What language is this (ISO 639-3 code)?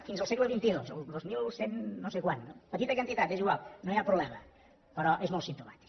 cat